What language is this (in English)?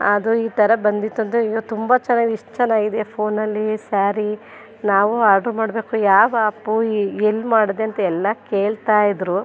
Kannada